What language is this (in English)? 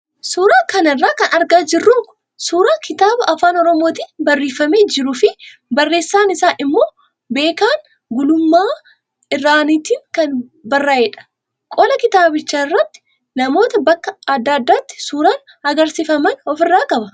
Oromo